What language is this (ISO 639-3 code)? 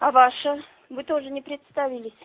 rus